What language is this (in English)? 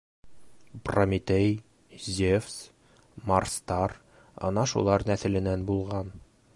Bashkir